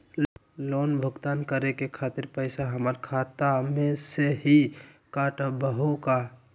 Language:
Magahi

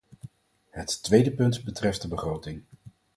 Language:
Dutch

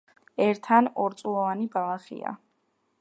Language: Georgian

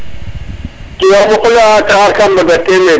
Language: Serer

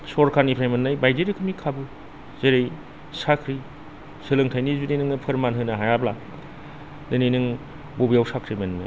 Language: Bodo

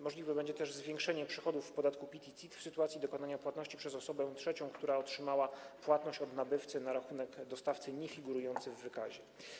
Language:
Polish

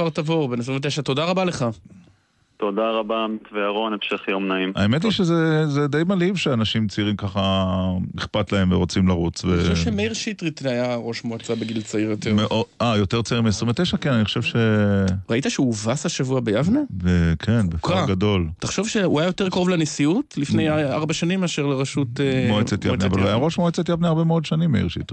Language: Hebrew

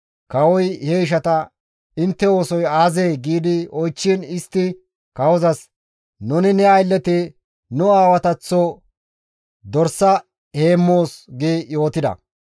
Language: Gamo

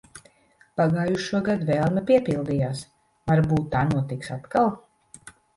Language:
Latvian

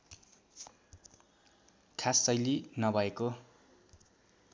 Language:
Nepali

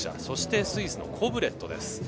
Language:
Japanese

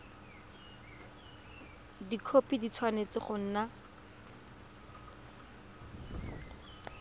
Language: Tswana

